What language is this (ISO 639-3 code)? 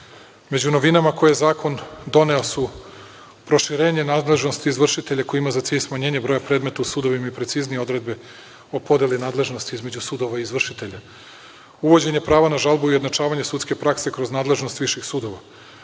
srp